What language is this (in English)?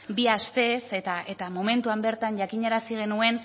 Basque